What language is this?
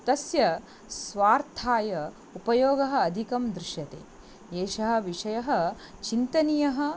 Sanskrit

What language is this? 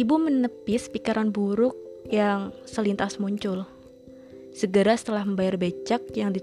Indonesian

